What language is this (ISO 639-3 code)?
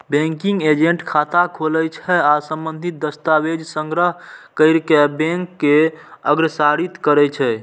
mai